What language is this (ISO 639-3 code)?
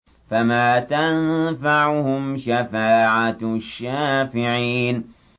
ara